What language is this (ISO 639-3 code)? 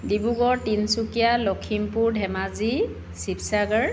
asm